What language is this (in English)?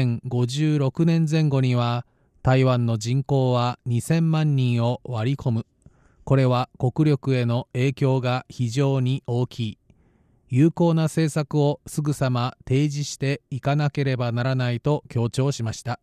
Japanese